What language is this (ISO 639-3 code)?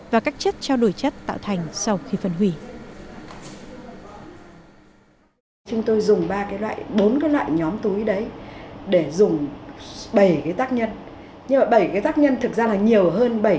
vie